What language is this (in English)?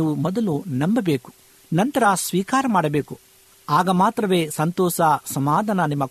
Kannada